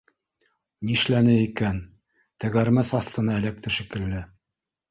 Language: Bashkir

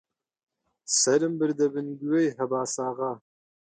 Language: Central Kurdish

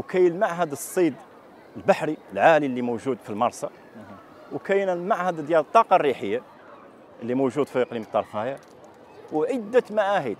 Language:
Arabic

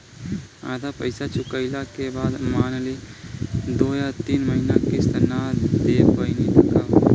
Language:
Bhojpuri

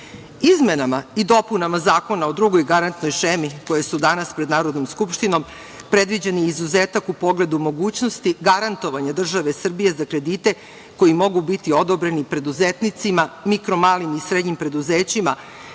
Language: Serbian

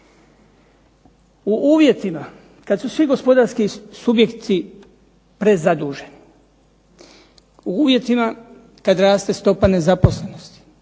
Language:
Croatian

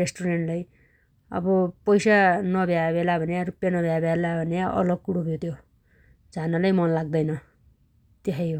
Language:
Dotyali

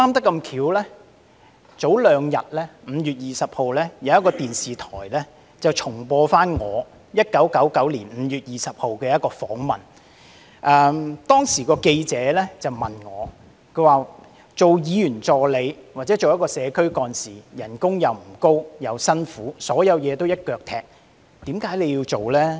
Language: Cantonese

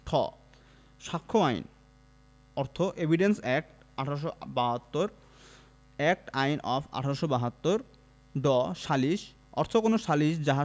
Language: Bangla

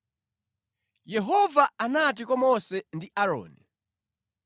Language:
Nyanja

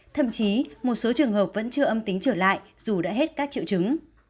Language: Vietnamese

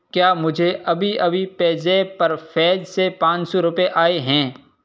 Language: Urdu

